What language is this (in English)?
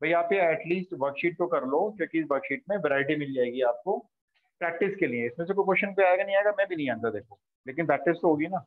Hindi